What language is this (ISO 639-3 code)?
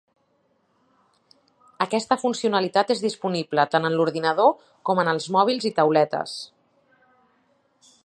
cat